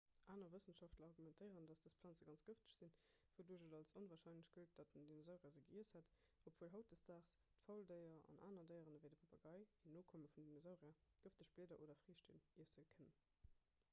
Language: Luxembourgish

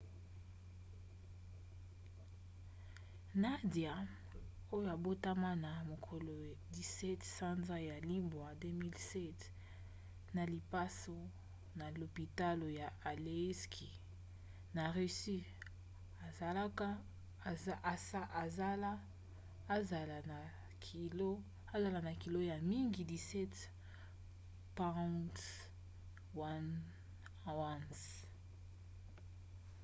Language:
Lingala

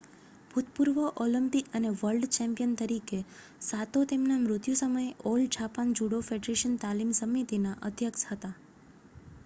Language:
Gujarati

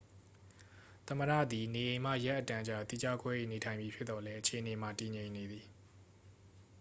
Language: Burmese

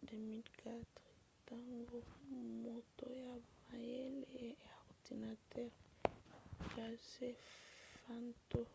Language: Lingala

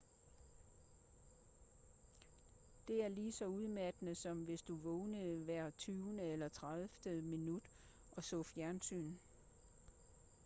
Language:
Danish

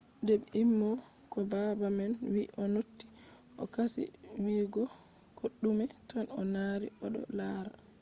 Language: Fula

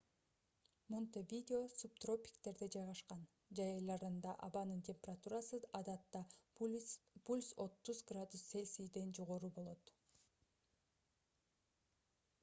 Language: Kyrgyz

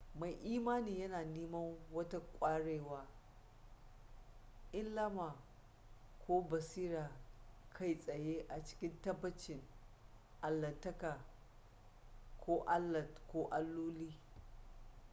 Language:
Hausa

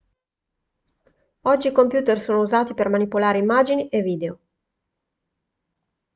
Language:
Italian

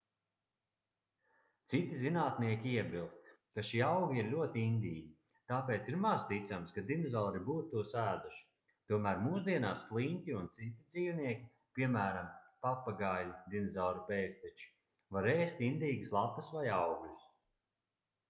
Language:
Latvian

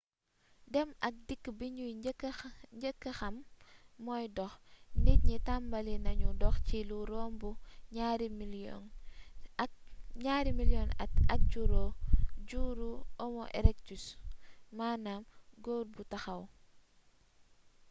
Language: Wolof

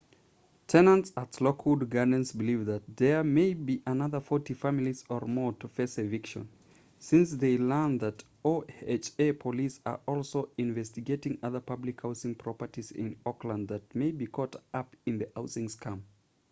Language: English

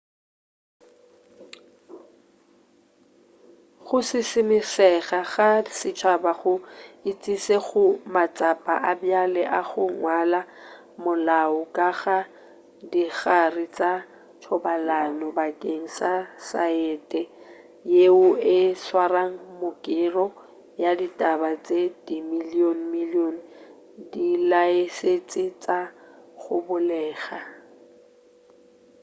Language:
Northern Sotho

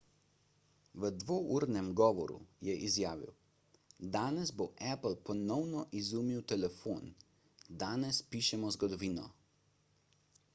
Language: Slovenian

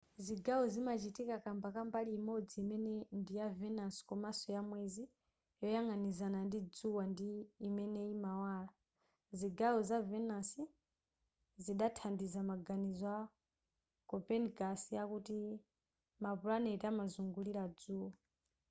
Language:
Nyanja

